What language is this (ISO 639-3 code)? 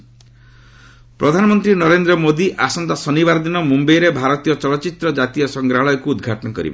ori